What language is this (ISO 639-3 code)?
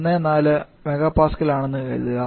mal